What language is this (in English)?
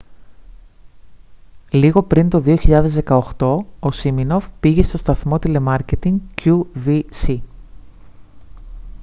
Greek